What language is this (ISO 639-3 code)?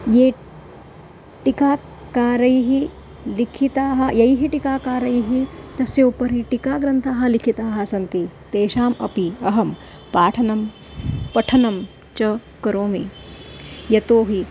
san